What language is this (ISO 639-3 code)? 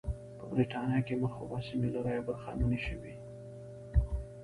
pus